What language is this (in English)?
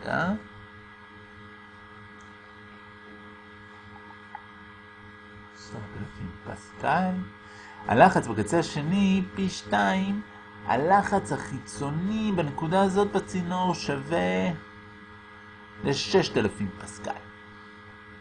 Hebrew